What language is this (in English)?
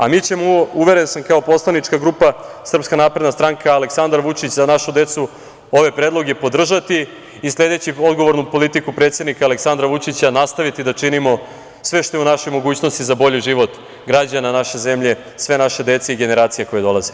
Serbian